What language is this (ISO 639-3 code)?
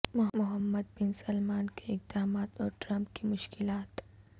urd